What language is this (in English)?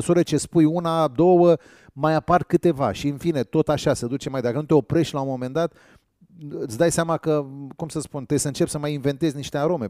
Romanian